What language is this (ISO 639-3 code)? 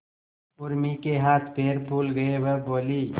hin